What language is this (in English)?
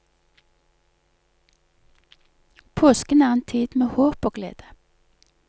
Norwegian